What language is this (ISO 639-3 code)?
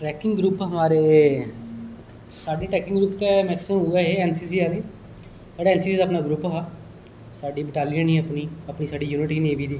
doi